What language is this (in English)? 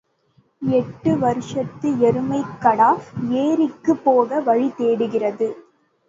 Tamil